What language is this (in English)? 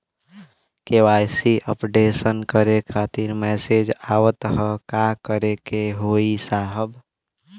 Bhojpuri